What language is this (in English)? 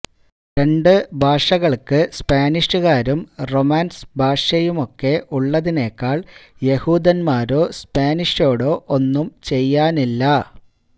Malayalam